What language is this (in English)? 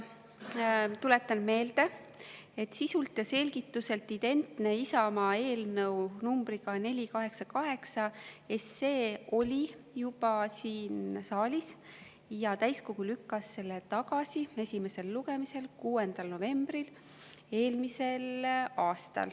Estonian